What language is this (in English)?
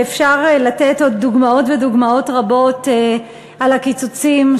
Hebrew